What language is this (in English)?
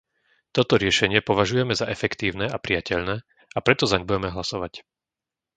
Slovak